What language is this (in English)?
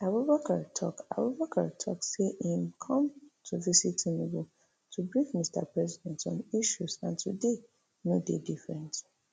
Nigerian Pidgin